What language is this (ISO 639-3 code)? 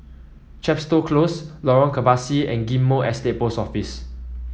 eng